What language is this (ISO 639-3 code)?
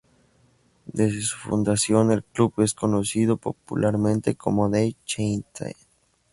spa